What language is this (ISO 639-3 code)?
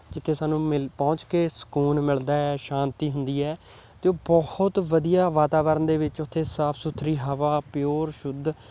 pan